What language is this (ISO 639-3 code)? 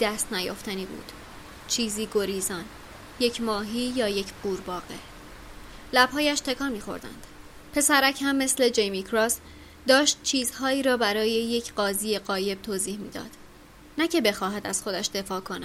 fas